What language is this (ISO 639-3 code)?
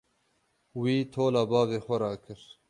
kur